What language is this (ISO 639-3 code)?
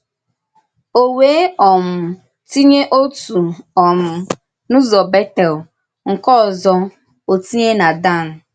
ibo